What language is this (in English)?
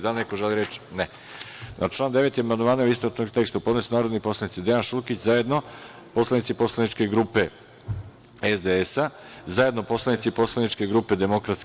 Serbian